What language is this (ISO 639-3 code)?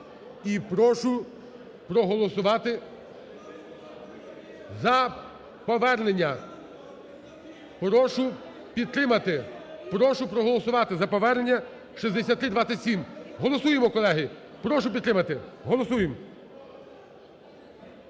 ukr